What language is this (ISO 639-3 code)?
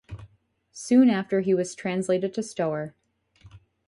eng